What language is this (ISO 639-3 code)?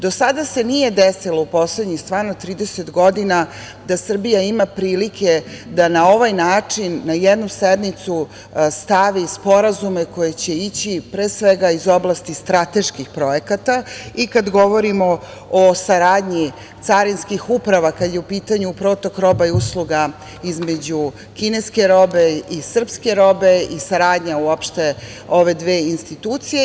srp